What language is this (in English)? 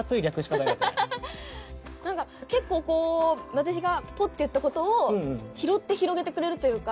Japanese